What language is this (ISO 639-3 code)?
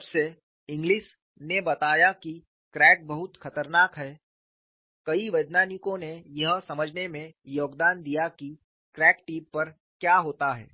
hin